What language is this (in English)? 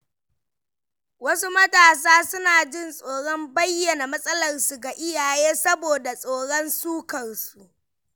Hausa